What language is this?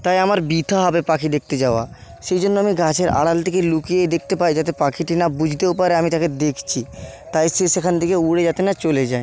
Bangla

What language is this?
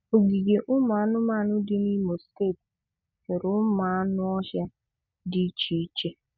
Igbo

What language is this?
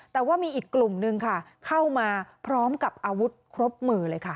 Thai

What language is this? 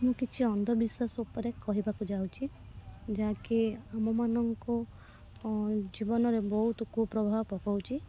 Odia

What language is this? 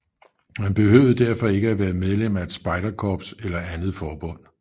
Danish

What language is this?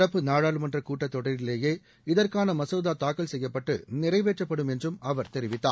Tamil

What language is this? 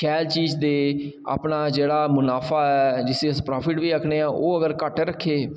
Dogri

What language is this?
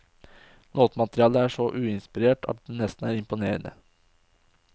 Norwegian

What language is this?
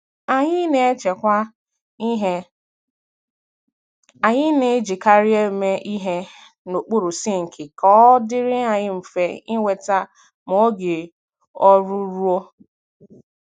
Igbo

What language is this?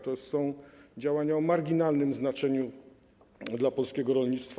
Polish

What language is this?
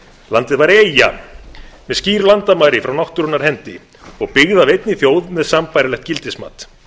Icelandic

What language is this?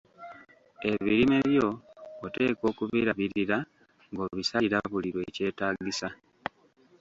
Ganda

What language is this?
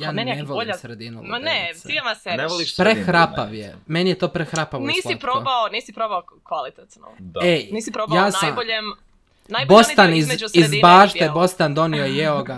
Croatian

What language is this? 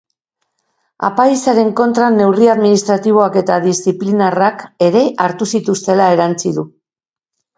Basque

